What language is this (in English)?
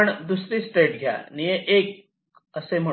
Marathi